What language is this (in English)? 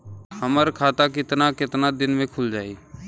Bhojpuri